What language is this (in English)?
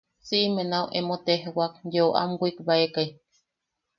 Yaqui